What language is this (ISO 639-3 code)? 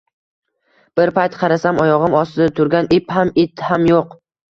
uzb